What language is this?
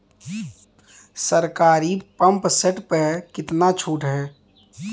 Bhojpuri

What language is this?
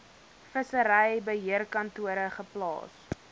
Afrikaans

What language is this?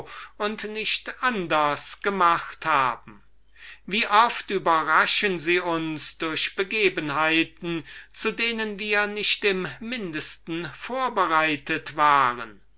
German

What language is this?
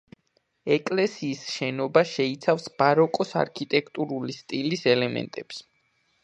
Georgian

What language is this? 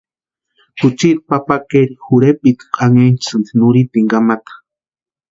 Western Highland Purepecha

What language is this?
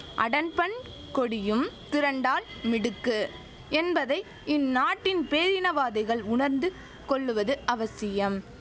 Tamil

